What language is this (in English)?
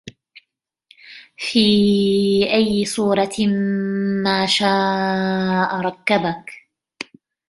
Arabic